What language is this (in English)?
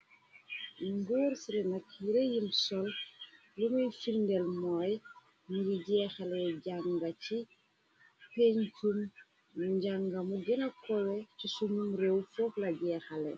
Wolof